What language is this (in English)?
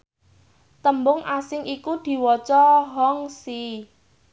Javanese